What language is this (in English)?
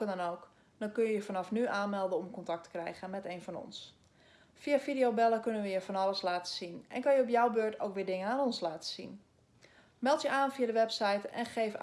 Dutch